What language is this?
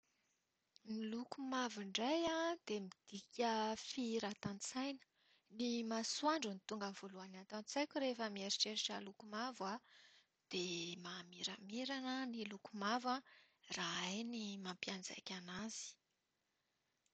Malagasy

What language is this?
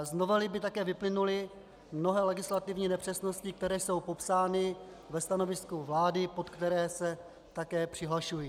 Czech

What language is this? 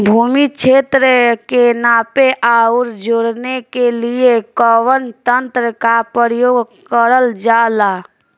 Bhojpuri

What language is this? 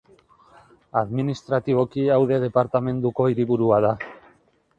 Basque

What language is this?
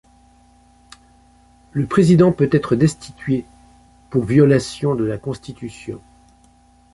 French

